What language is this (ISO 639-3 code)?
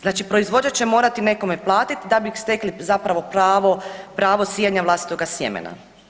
hrv